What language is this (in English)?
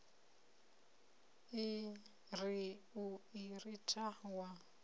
Venda